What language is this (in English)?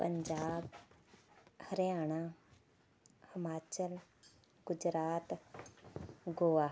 Punjabi